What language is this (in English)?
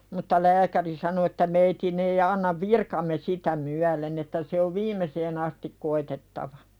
Finnish